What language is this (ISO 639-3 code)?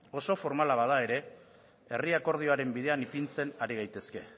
eus